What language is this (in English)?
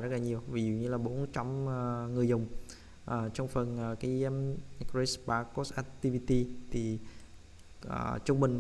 Vietnamese